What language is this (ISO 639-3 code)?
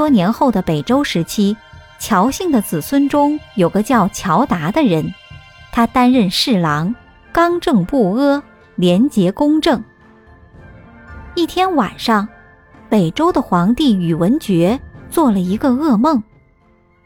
zho